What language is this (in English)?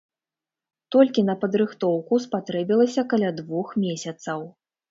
Belarusian